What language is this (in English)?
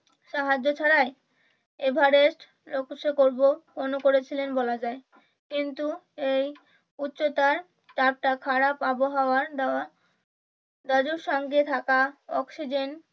Bangla